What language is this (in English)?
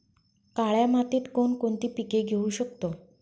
Marathi